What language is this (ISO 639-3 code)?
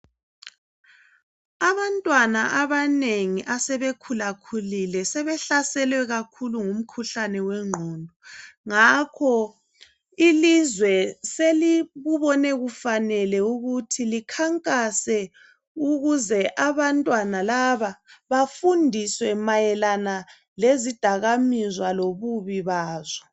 nde